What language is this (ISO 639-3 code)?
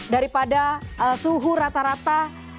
ind